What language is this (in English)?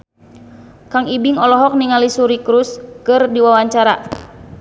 Sundanese